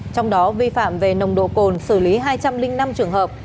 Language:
Vietnamese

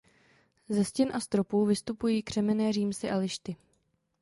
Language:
Czech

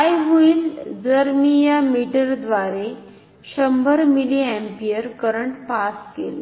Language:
Marathi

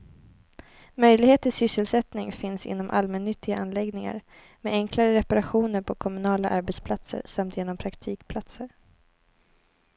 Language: Swedish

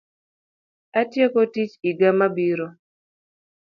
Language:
Luo (Kenya and Tanzania)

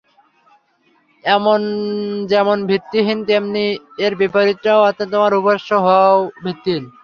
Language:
Bangla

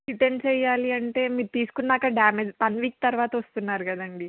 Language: Telugu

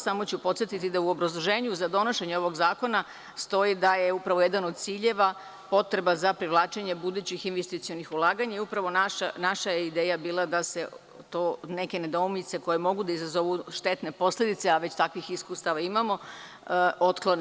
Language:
Serbian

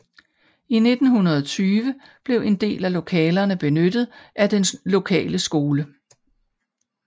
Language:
Danish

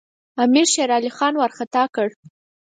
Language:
Pashto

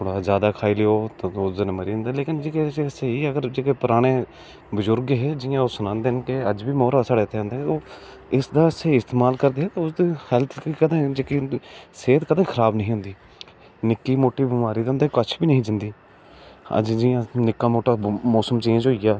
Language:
Dogri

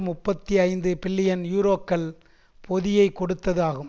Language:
Tamil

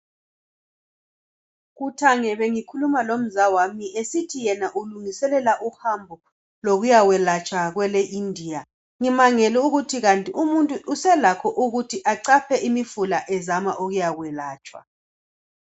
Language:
North Ndebele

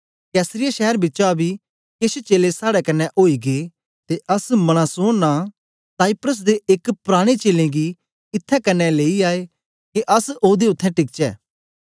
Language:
Dogri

